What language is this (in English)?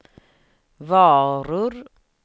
Swedish